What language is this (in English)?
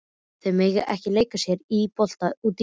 Icelandic